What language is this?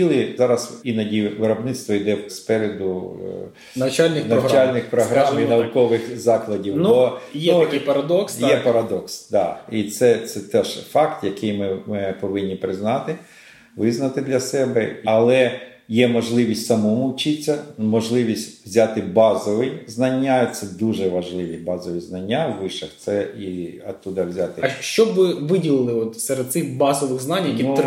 Ukrainian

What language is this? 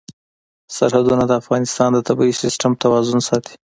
Pashto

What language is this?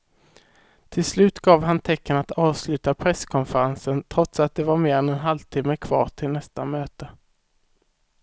Swedish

